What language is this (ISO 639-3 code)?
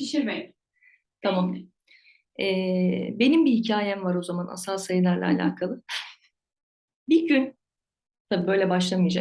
tur